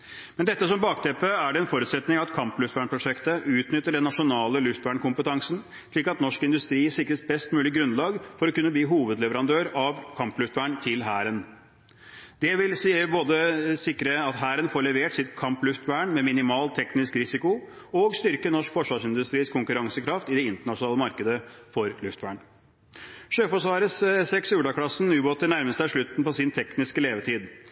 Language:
Norwegian Bokmål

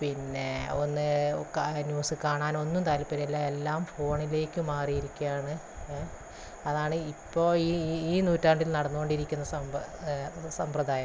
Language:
Malayalam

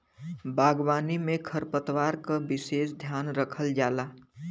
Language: Bhojpuri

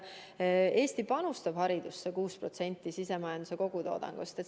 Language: Estonian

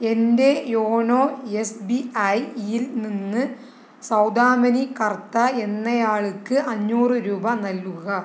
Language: Malayalam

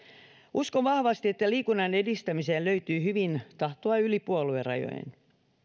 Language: Finnish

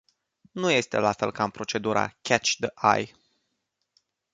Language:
Romanian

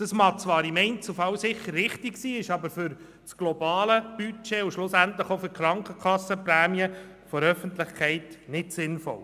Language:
Swiss German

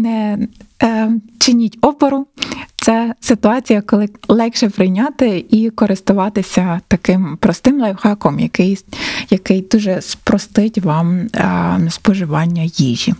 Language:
Ukrainian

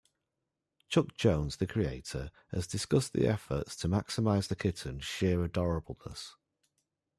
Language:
English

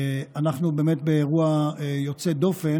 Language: Hebrew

